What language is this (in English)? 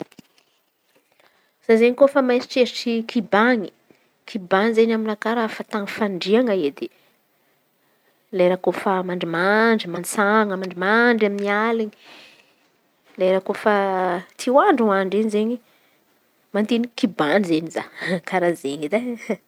Antankarana Malagasy